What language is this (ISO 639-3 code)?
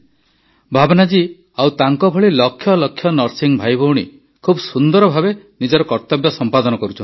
ori